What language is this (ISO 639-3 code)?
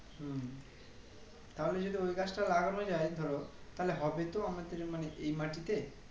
ben